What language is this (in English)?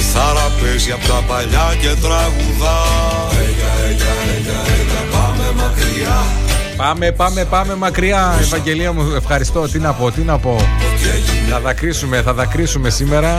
Greek